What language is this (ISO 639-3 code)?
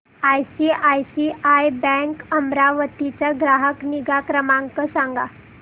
mar